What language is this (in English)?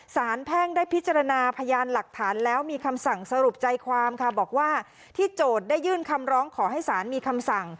Thai